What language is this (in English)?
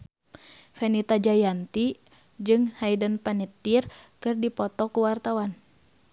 Sundanese